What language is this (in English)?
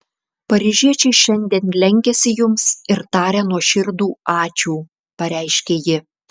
Lithuanian